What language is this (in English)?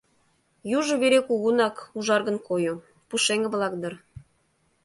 Mari